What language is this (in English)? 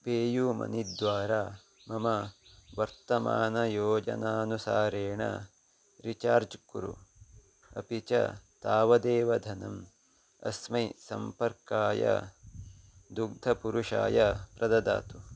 Sanskrit